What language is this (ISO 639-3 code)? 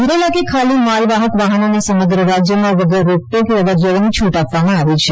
guj